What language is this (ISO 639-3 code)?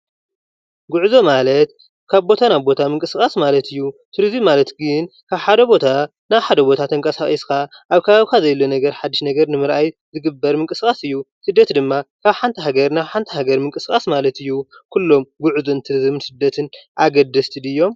tir